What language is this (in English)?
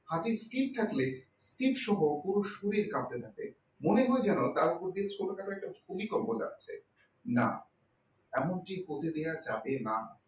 Bangla